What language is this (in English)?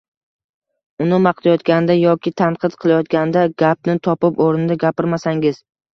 Uzbek